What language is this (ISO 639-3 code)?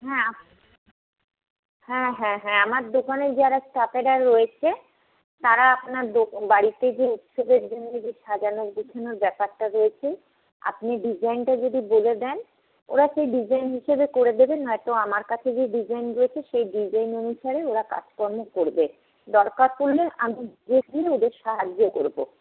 ben